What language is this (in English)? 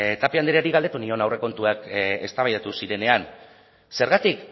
Basque